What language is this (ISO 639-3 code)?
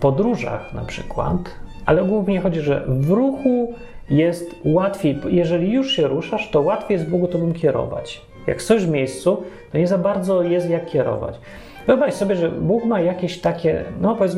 pol